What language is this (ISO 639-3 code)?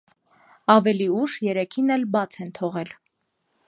hye